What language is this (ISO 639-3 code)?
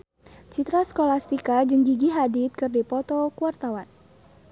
sun